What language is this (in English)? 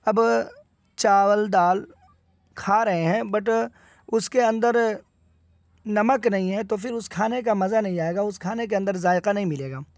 Urdu